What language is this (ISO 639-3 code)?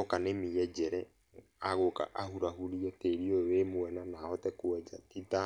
kik